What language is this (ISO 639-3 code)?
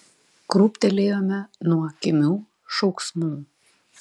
lit